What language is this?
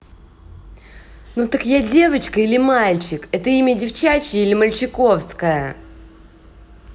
Russian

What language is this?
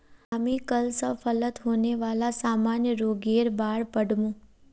Magahi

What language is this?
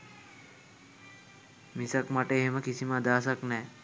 Sinhala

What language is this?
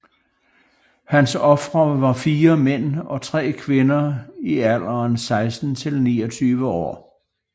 Danish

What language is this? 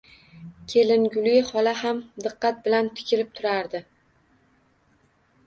Uzbek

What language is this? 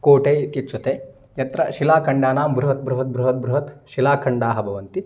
Sanskrit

